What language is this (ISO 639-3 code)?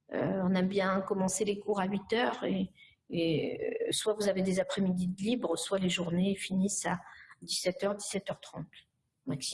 fra